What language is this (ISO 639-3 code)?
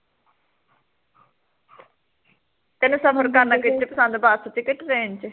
pan